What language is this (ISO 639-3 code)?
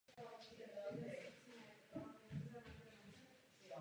ces